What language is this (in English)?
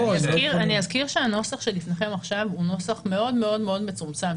Hebrew